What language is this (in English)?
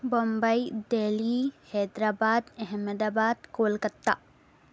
Urdu